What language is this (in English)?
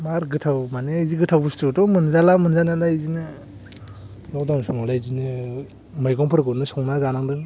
Bodo